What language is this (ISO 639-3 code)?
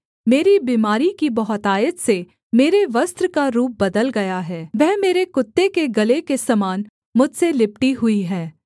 hin